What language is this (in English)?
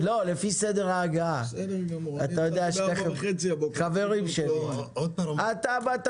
Hebrew